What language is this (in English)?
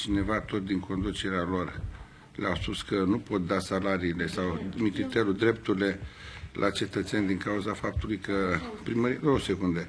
Romanian